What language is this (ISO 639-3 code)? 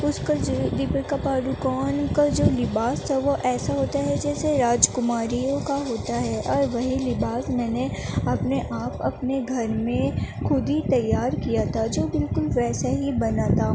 urd